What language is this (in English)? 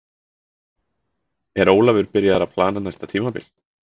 Icelandic